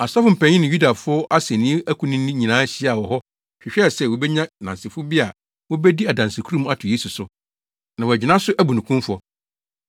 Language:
Akan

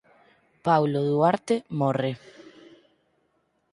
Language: Galician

